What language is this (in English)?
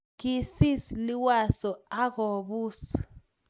Kalenjin